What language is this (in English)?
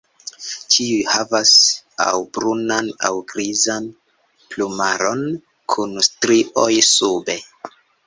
Esperanto